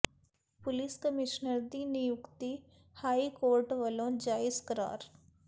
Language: Punjabi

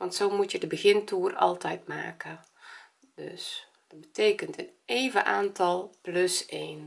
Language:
Dutch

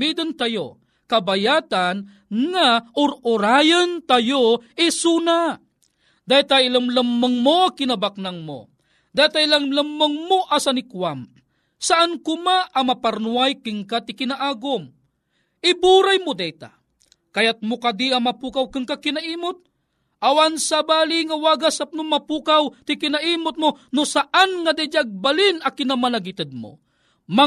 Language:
Filipino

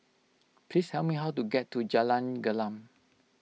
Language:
English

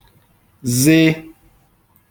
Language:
Igbo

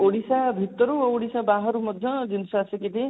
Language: Odia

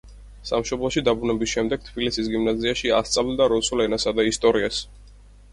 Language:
Georgian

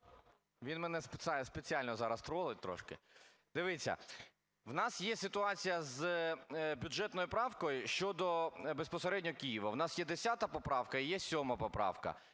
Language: Ukrainian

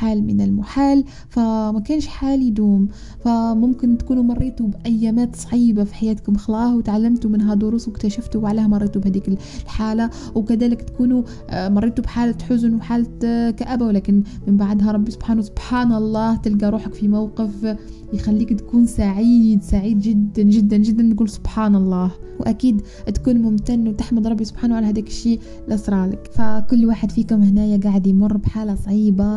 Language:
Arabic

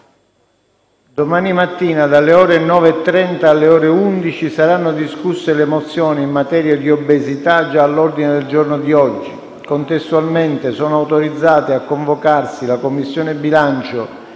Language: Italian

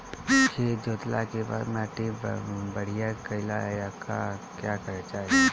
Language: Bhojpuri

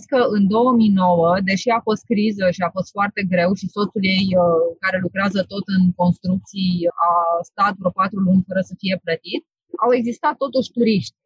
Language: Romanian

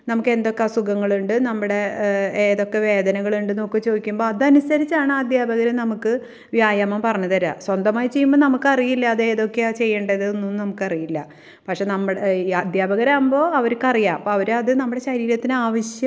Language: Malayalam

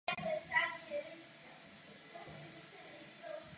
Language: Czech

